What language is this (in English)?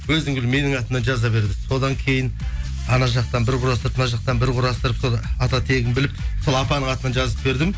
Kazakh